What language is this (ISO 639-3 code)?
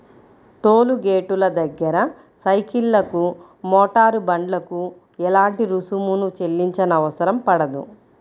tel